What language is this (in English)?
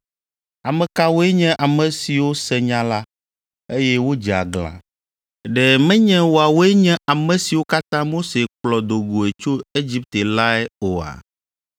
Ewe